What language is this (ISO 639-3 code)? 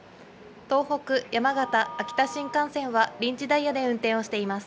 jpn